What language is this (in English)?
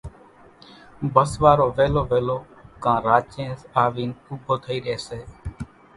Kachi Koli